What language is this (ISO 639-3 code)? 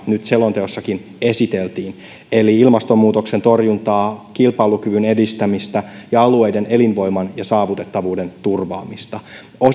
fin